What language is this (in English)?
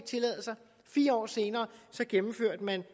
Danish